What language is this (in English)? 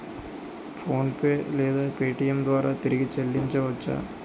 Telugu